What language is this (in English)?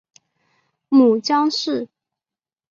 Chinese